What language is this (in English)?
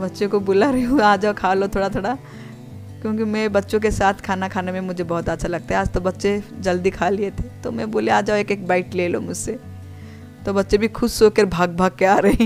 Hindi